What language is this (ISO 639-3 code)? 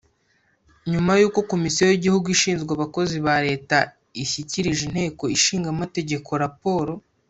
kin